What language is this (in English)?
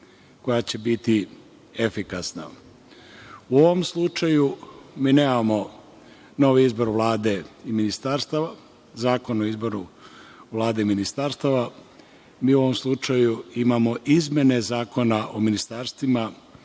Serbian